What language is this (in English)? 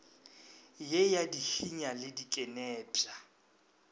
Northern Sotho